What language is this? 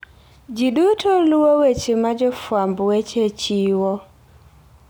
Luo (Kenya and Tanzania)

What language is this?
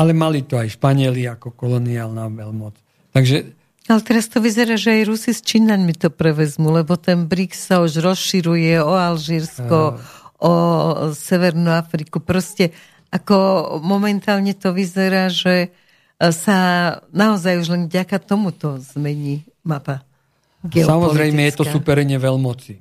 Slovak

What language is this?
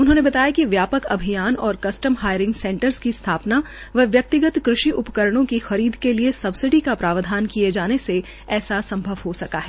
Hindi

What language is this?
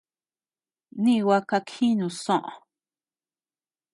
Tepeuxila Cuicatec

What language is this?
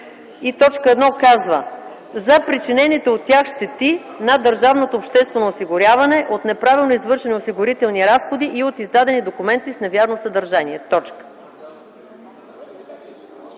Bulgarian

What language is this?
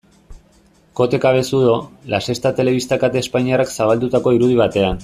Basque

